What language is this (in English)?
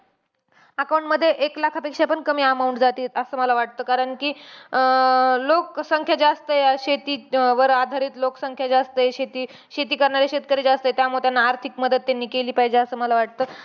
Marathi